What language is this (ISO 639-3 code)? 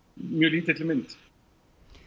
isl